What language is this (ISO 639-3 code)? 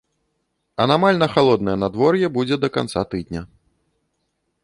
bel